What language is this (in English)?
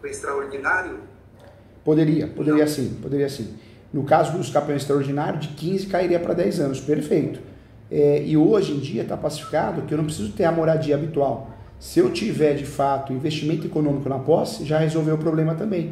Portuguese